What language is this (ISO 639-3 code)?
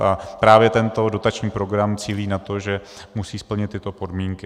ces